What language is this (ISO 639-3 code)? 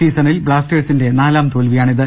mal